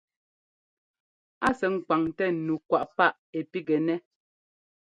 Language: Ngomba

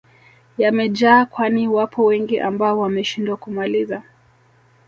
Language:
Swahili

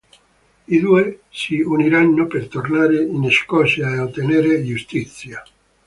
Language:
Italian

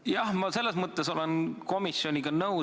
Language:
Estonian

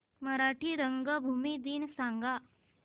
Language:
Marathi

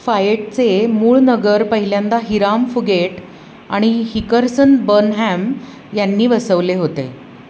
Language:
Marathi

